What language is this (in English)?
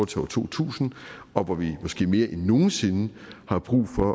Danish